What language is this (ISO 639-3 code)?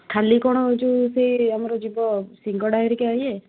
ori